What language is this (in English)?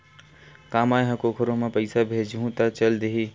Chhattisgarhi